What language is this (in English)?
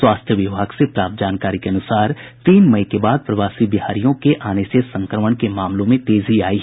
Hindi